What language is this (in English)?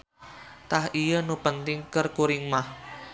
Sundanese